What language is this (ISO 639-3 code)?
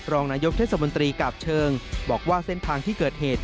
tha